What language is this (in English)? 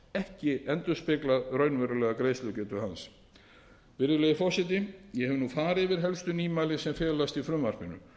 Icelandic